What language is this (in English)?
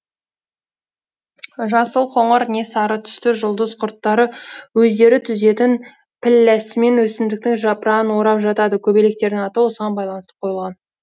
Kazakh